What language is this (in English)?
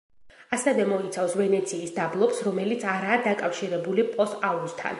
Georgian